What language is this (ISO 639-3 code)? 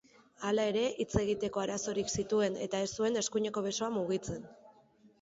eus